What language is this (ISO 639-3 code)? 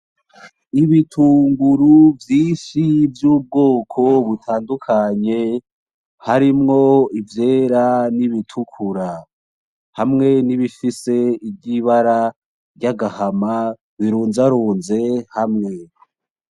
run